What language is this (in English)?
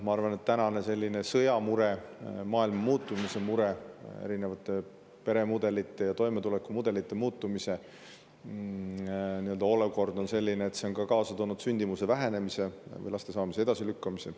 Estonian